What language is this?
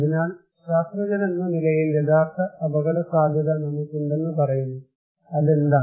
Malayalam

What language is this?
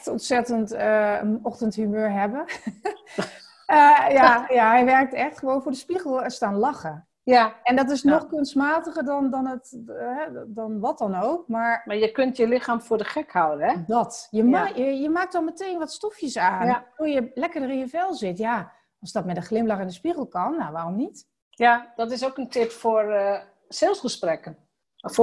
Dutch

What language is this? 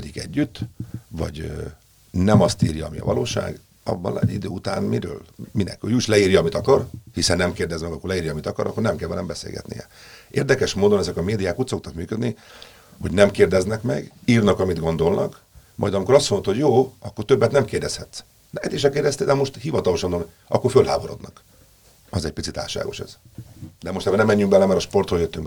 Hungarian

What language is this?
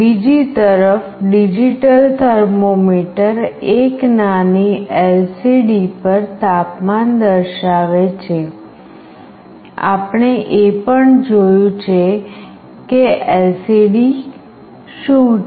Gujarati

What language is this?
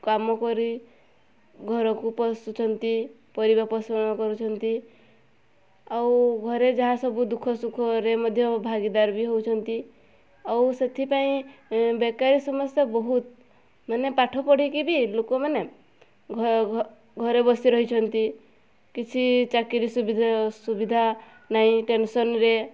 Odia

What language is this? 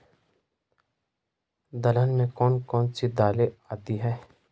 Hindi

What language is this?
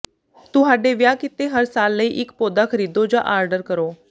Punjabi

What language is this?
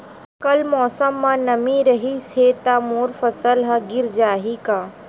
Chhattisgarhi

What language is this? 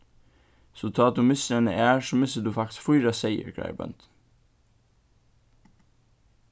Faroese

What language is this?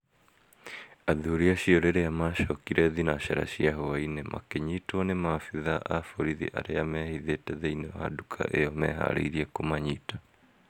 Kikuyu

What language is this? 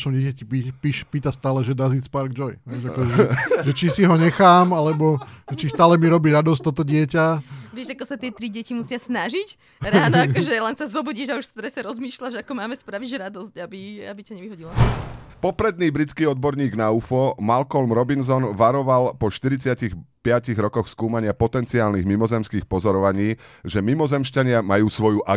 Slovak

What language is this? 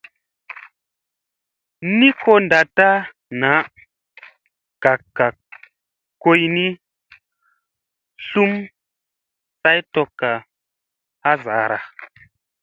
Musey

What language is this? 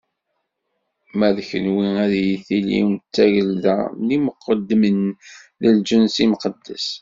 Kabyle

